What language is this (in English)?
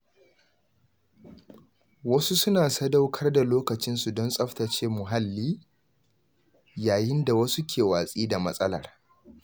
Hausa